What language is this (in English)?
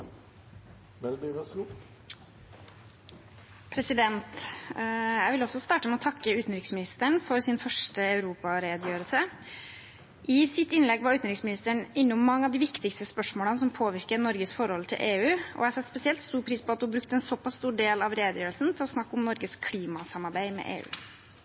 Norwegian Bokmål